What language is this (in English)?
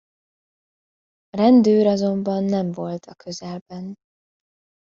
Hungarian